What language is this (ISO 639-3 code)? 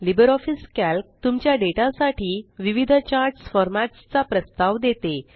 mar